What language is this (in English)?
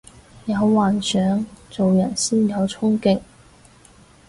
Cantonese